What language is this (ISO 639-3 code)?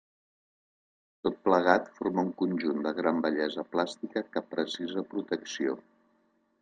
cat